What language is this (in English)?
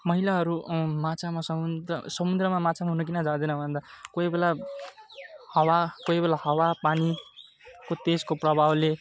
Nepali